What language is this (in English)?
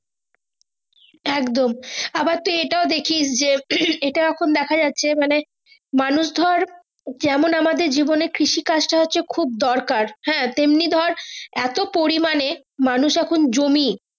Bangla